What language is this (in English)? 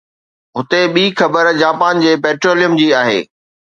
Sindhi